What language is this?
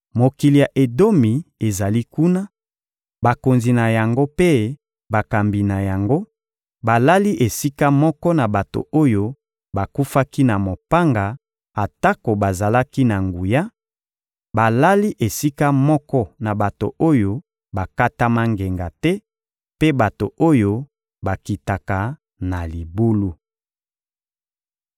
Lingala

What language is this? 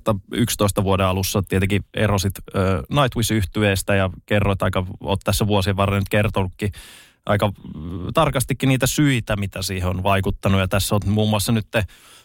Finnish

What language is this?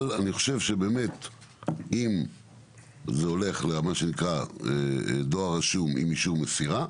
Hebrew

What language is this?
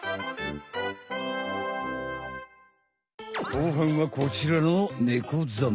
Japanese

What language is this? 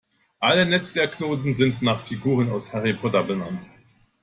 German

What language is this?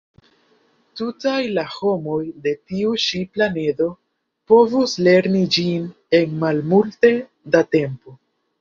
Esperanto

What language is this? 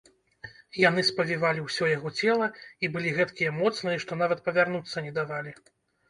Belarusian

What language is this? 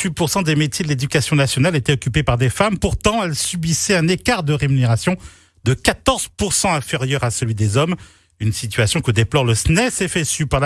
French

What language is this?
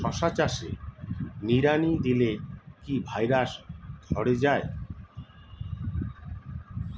Bangla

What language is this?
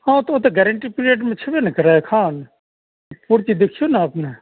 Maithili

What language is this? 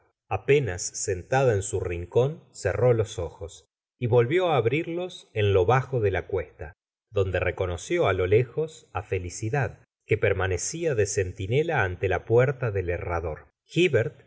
Spanish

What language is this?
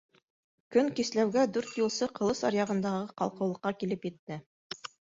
Bashkir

